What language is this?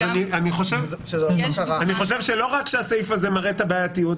Hebrew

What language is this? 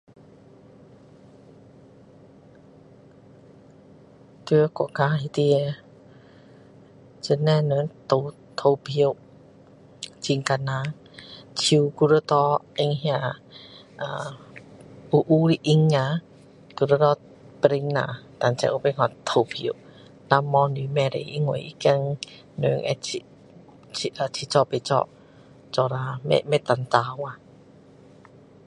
Min Dong Chinese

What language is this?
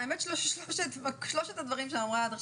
Hebrew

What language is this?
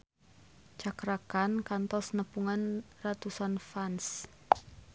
Sundanese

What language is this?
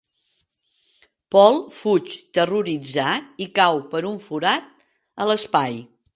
Catalan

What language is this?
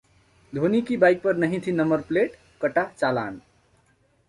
Hindi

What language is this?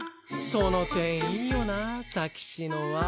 Japanese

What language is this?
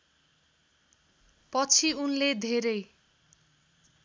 Nepali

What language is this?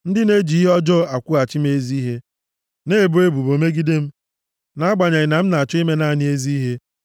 Igbo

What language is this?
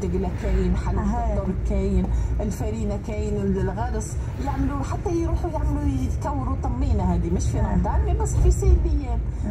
Arabic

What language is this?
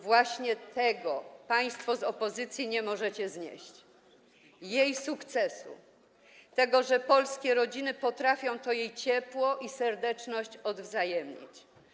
Polish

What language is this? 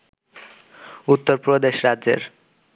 Bangla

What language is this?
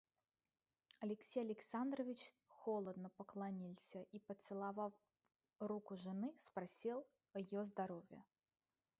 Russian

